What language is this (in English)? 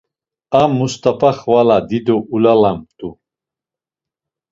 Laz